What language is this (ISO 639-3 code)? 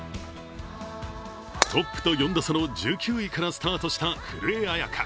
jpn